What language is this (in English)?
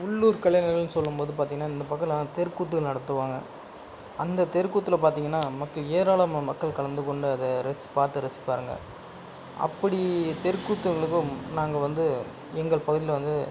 Tamil